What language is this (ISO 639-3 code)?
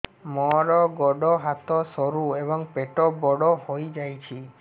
ori